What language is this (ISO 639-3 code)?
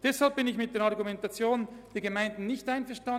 gsw